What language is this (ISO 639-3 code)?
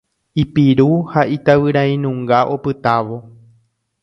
grn